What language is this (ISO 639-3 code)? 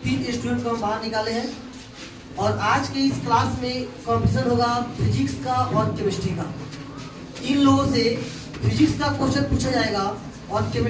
hin